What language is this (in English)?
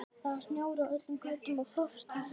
Icelandic